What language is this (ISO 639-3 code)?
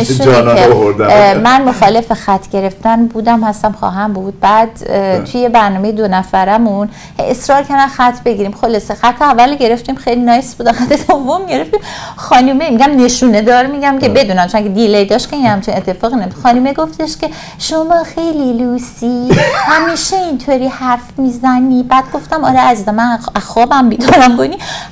fas